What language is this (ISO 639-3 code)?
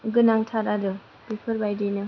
brx